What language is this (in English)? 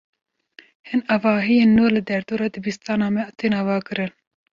Kurdish